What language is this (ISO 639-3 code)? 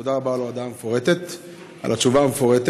heb